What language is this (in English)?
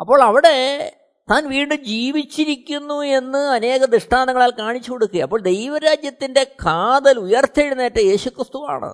Malayalam